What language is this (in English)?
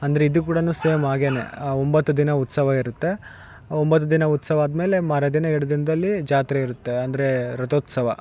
Kannada